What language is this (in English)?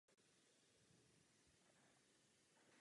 Czech